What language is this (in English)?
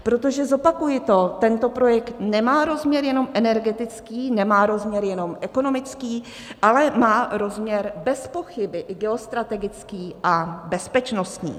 Czech